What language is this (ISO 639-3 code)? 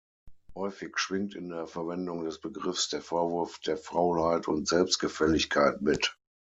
deu